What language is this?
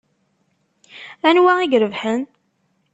Kabyle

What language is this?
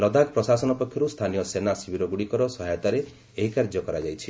Odia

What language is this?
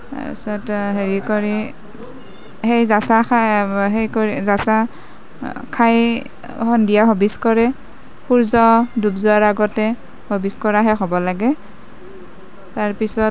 Assamese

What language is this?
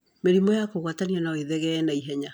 Kikuyu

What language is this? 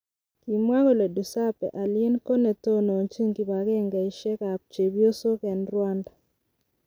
Kalenjin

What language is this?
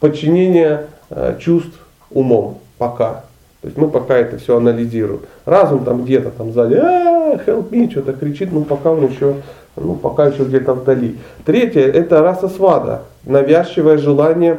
Russian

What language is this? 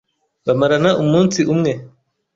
Kinyarwanda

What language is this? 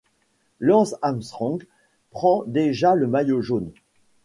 French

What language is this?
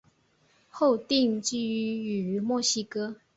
Chinese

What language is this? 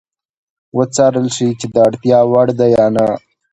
Pashto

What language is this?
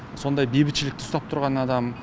Kazakh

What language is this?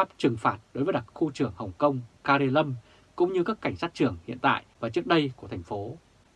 Vietnamese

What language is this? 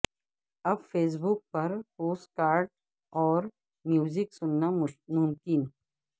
Urdu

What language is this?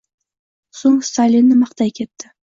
Uzbek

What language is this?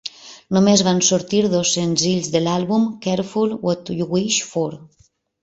Catalan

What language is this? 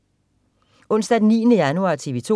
Danish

